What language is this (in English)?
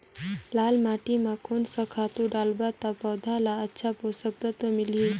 Chhattisgarhi